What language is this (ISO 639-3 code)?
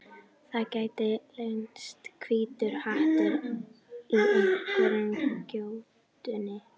isl